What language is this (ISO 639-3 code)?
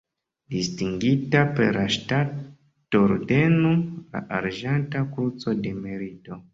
epo